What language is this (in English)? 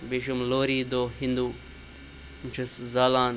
Kashmiri